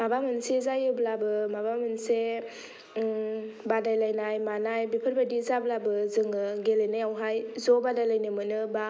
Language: Bodo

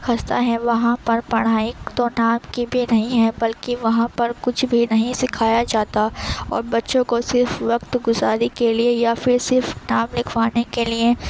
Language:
Urdu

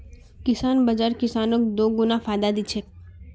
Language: Magahi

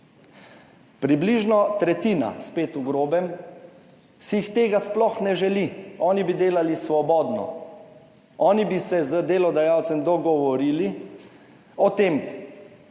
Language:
Slovenian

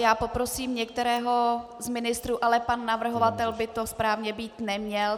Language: Czech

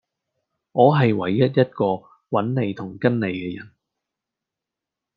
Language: Cantonese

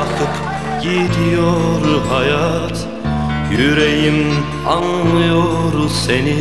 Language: Turkish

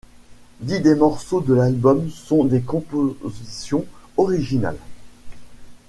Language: French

